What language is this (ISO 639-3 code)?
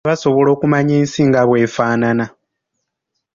lug